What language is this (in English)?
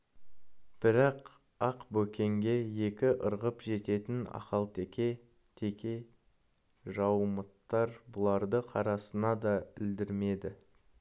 Kazakh